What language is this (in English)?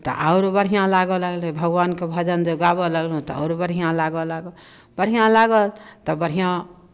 Maithili